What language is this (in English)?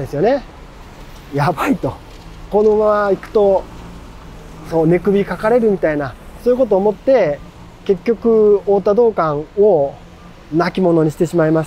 Japanese